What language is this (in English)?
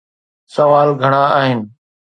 Sindhi